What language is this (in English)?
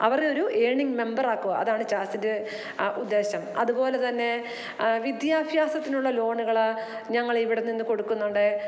Malayalam